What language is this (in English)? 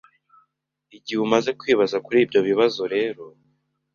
Kinyarwanda